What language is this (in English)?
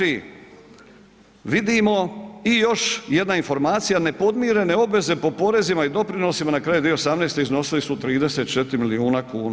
Croatian